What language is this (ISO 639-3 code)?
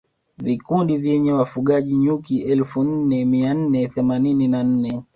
swa